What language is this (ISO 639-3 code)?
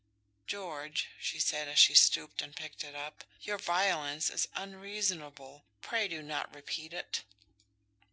eng